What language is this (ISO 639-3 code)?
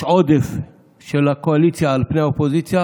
heb